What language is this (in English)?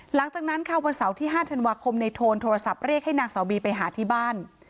Thai